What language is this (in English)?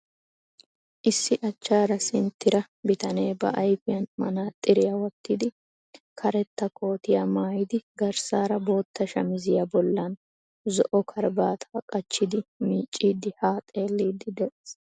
Wolaytta